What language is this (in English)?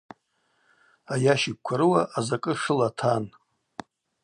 Abaza